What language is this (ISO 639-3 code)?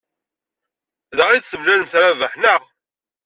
kab